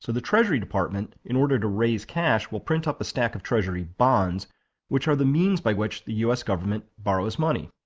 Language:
English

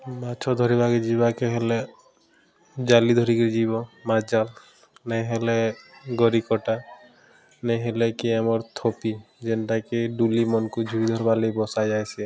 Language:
Odia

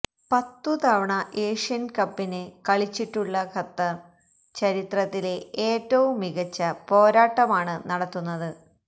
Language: Malayalam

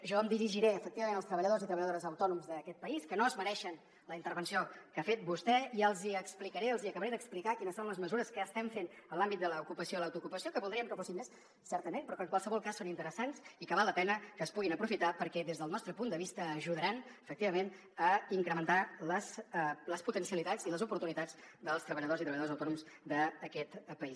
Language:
Catalan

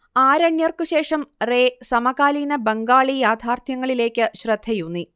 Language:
Malayalam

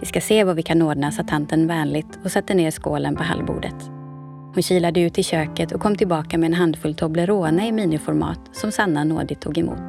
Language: Swedish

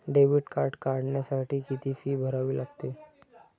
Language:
Marathi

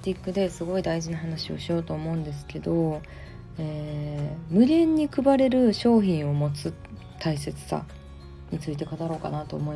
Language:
Japanese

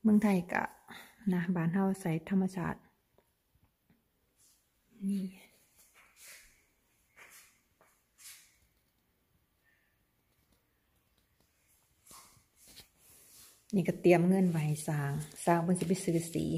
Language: Thai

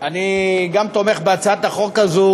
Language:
Hebrew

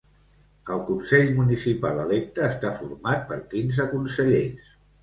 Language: Catalan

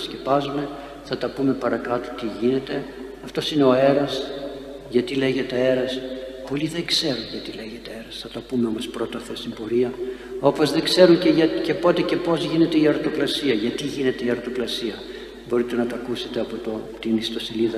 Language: Greek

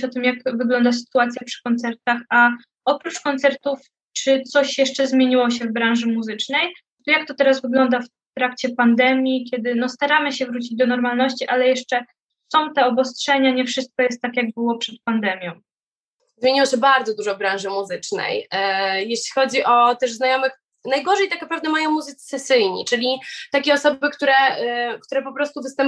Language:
Polish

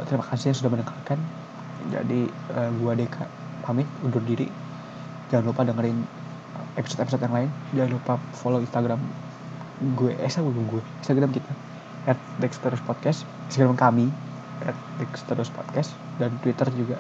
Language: Indonesian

